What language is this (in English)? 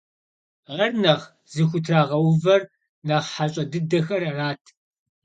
Kabardian